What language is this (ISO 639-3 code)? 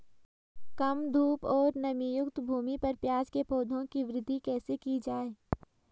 hin